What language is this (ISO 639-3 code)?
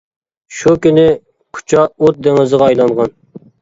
uig